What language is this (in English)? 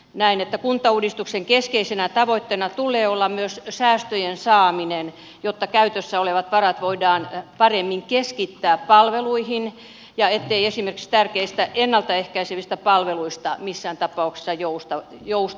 Finnish